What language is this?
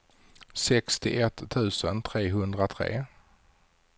Swedish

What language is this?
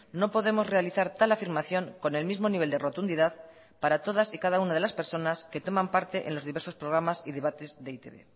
Spanish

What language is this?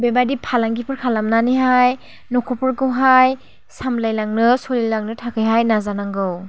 Bodo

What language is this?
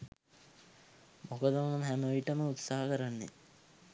Sinhala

